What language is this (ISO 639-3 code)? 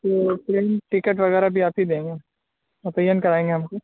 urd